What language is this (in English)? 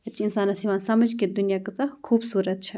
Kashmiri